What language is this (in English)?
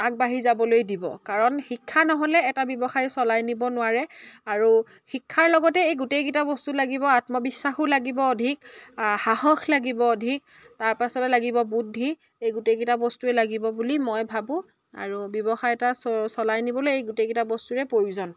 Assamese